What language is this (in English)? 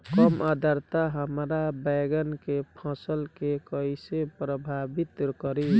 Bhojpuri